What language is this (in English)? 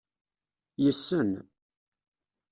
Kabyle